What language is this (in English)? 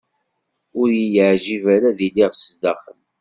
Kabyle